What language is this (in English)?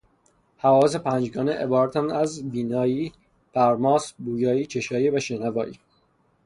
Persian